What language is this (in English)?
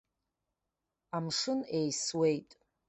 Abkhazian